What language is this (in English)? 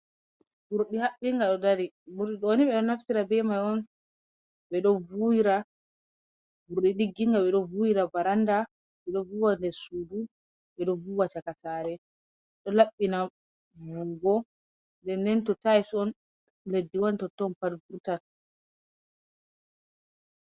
Fula